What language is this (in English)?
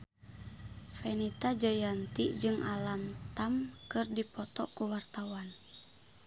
Sundanese